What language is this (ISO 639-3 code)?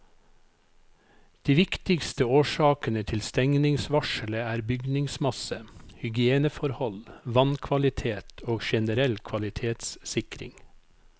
nor